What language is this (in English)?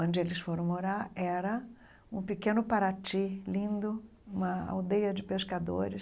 Portuguese